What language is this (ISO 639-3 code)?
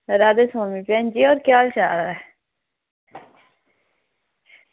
doi